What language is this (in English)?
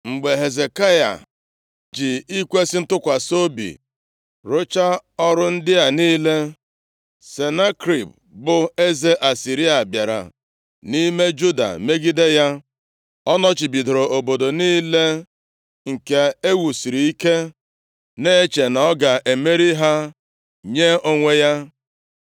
Igbo